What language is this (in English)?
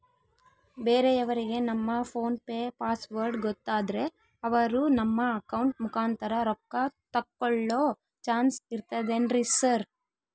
Kannada